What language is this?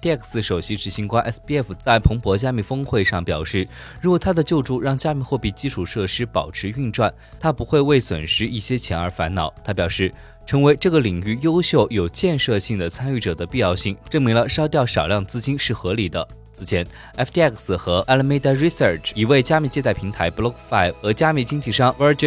Chinese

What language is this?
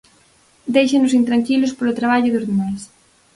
Galician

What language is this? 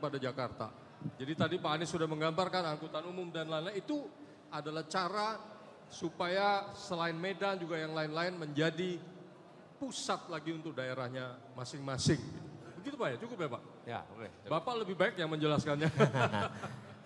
Indonesian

